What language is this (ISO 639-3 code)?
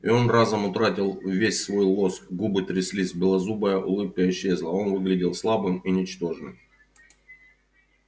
rus